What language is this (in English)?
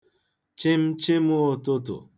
Igbo